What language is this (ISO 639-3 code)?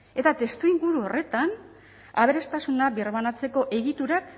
eus